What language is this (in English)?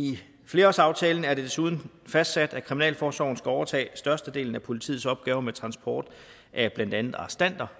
Danish